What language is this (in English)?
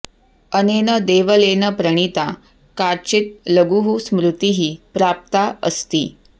Sanskrit